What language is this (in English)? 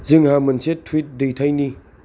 Bodo